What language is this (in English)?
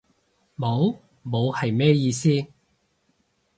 Cantonese